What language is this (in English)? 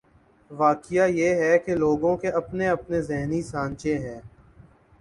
Urdu